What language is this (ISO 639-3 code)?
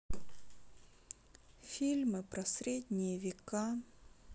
rus